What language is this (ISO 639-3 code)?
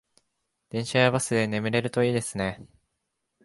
jpn